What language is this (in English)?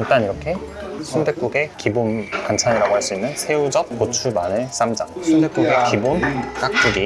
Korean